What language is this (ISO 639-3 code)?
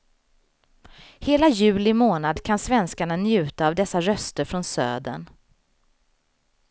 swe